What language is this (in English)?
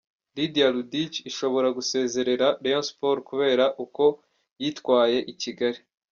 Kinyarwanda